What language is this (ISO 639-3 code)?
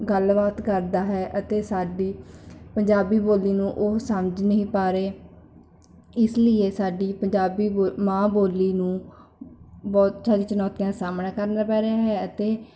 pan